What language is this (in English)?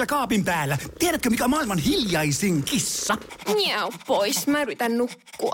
Finnish